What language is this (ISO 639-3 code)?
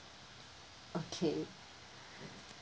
eng